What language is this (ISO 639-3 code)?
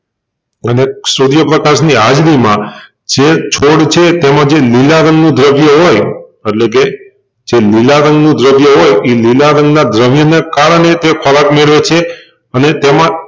guj